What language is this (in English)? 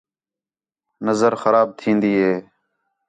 Khetrani